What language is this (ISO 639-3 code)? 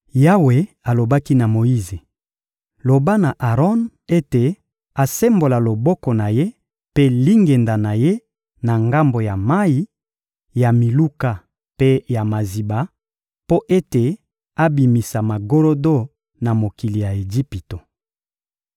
lin